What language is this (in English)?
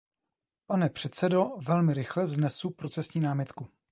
Czech